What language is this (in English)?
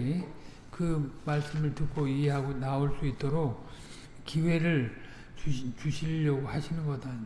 Korean